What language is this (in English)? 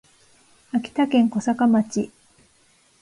Japanese